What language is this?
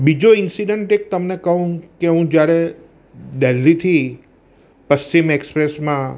Gujarati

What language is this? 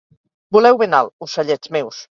Catalan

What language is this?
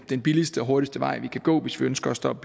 Danish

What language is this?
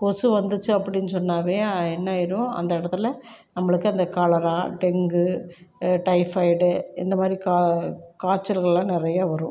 Tamil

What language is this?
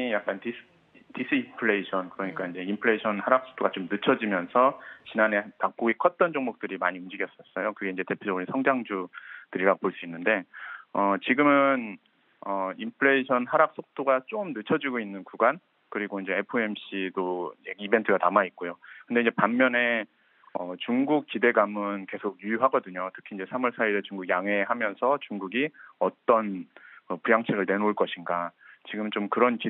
Korean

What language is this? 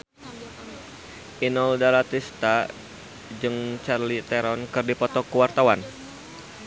Sundanese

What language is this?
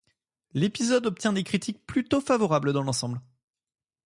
French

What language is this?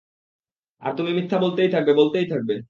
Bangla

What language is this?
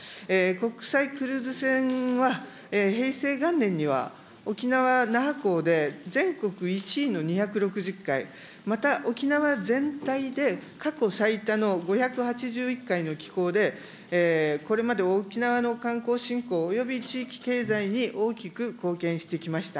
Japanese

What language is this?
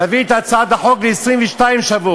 Hebrew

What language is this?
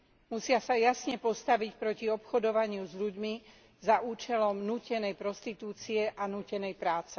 Slovak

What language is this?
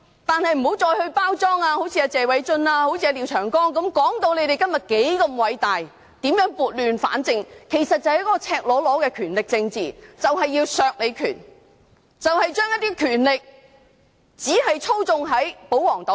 Cantonese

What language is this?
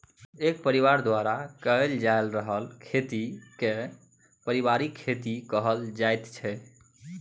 Maithili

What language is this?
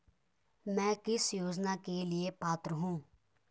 Hindi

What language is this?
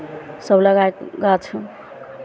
Maithili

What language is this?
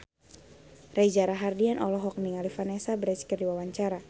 Sundanese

